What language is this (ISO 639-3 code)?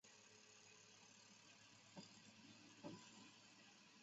zho